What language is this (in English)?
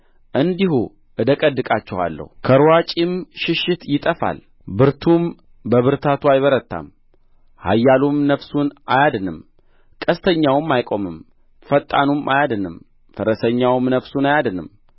Amharic